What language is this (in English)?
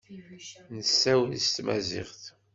Kabyle